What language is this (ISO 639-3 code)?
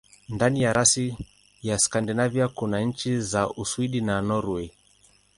swa